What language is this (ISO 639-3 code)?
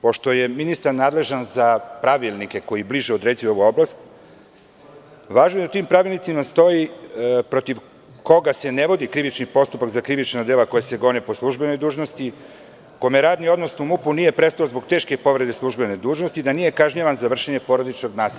srp